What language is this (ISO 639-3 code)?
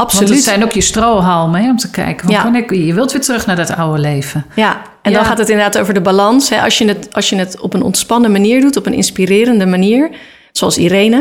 nld